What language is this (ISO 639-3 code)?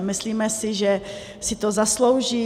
ces